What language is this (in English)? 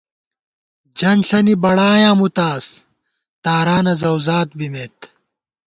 Gawar-Bati